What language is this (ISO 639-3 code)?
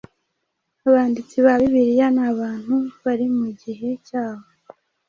kin